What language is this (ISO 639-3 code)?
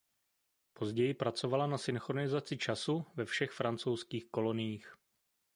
ces